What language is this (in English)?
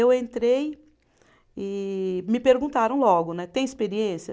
Portuguese